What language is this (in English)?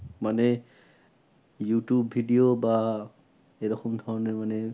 Bangla